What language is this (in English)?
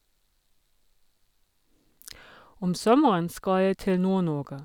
Norwegian